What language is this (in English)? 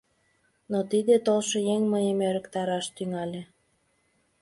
Mari